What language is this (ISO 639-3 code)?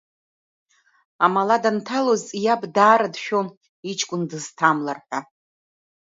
abk